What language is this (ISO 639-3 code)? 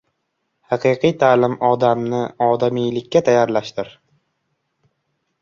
uzb